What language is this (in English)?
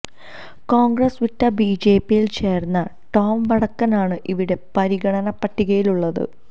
Malayalam